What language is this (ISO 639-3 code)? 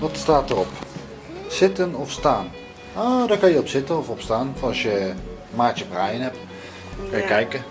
nld